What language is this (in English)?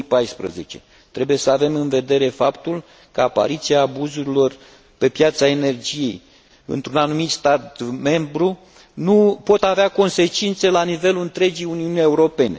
Romanian